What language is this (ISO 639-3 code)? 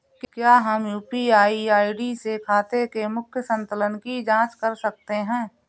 hin